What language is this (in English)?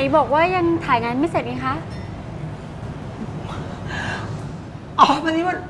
Thai